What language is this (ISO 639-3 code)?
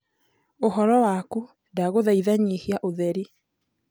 kik